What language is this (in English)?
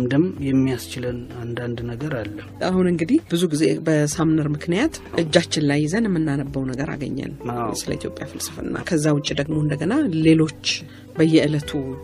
Amharic